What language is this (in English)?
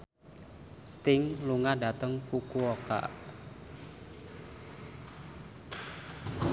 Javanese